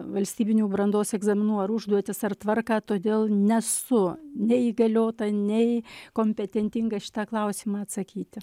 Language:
Lithuanian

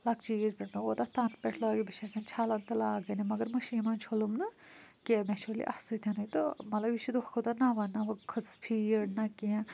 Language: Kashmiri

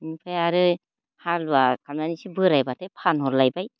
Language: Bodo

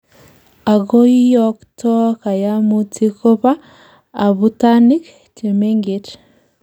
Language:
Kalenjin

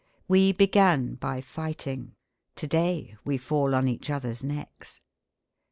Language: English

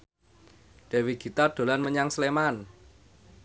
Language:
Javanese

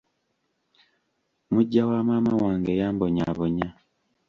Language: Ganda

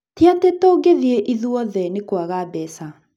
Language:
Kikuyu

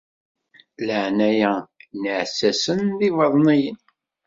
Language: Kabyle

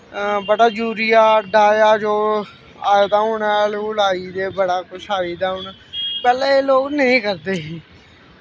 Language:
Dogri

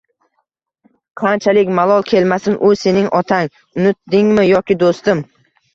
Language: Uzbek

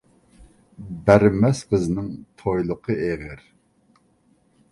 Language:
Uyghur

